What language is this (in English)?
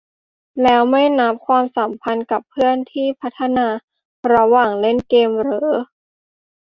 Thai